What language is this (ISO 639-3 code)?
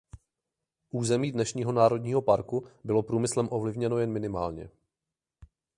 ces